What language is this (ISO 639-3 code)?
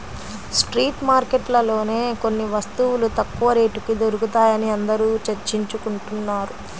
tel